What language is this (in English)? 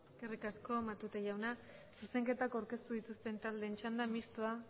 Basque